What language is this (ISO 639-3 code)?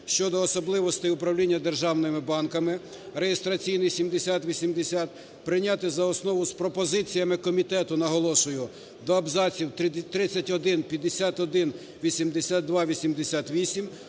ukr